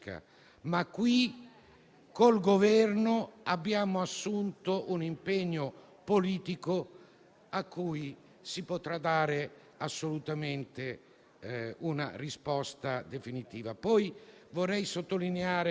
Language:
Italian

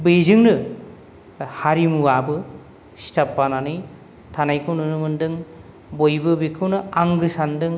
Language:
Bodo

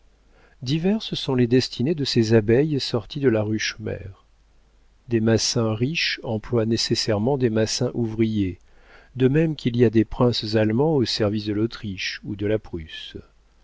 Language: French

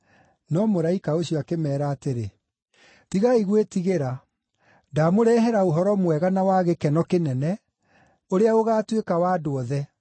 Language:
Kikuyu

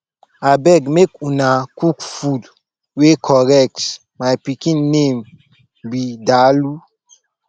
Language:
Nigerian Pidgin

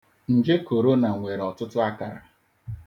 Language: Igbo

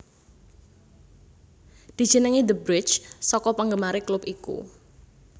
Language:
Javanese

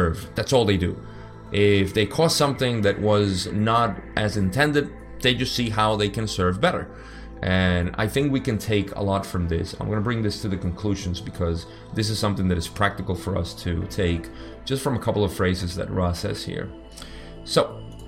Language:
English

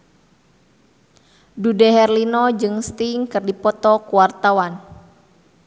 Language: Sundanese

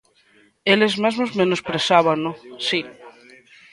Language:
Galician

